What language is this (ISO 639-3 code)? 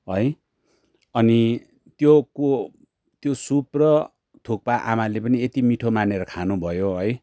nep